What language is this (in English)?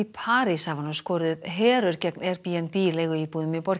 Icelandic